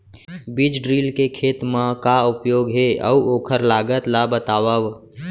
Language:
Chhattisgarhi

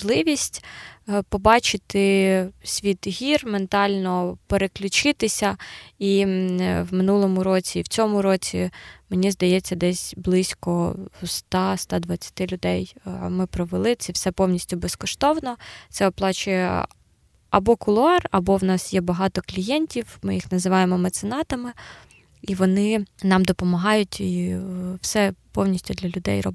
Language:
Ukrainian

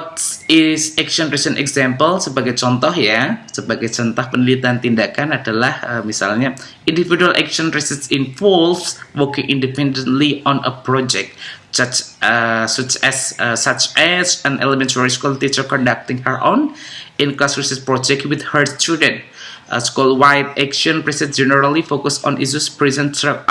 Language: Indonesian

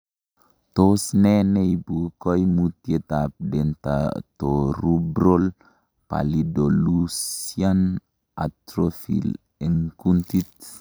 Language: Kalenjin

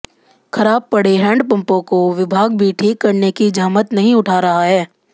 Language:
Hindi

